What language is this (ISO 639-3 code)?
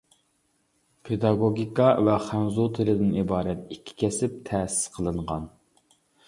uig